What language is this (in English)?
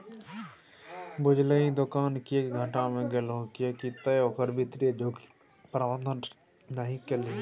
Maithili